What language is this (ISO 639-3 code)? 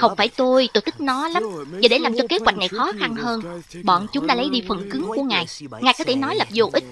vie